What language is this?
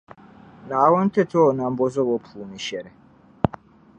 Dagbani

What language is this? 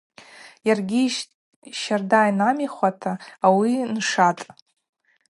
Abaza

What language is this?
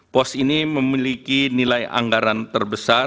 Indonesian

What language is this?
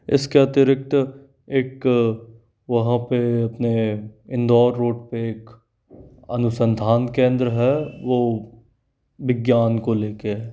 Hindi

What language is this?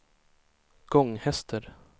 Swedish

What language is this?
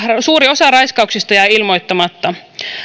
Finnish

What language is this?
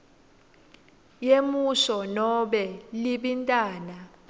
Swati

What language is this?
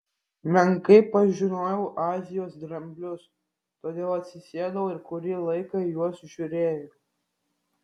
Lithuanian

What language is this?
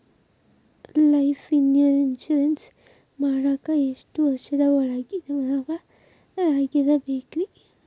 Kannada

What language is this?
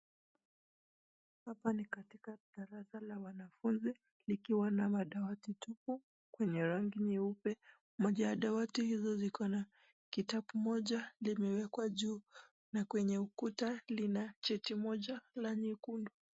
Swahili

